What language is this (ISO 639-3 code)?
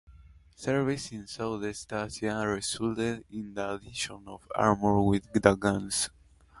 eng